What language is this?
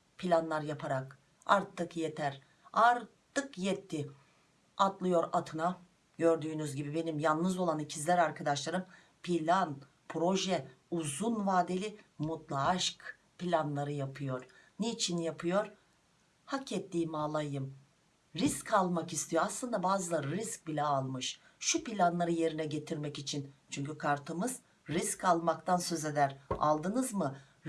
Turkish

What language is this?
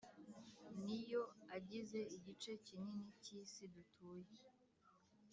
Kinyarwanda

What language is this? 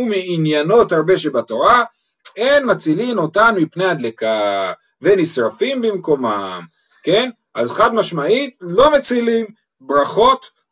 Hebrew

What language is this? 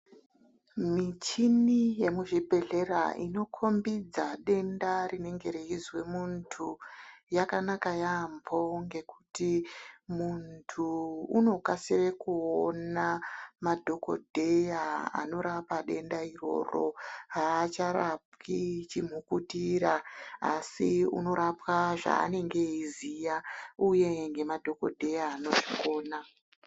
Ndau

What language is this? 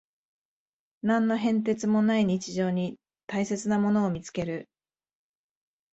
Japanese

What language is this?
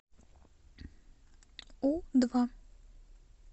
Russian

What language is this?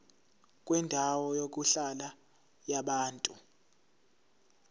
Zulu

